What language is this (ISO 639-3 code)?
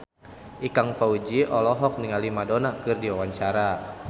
sun